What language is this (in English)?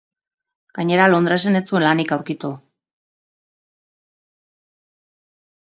Basque